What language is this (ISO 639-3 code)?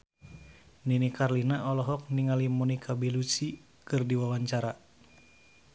sun